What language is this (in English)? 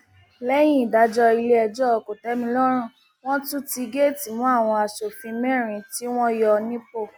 Yoruba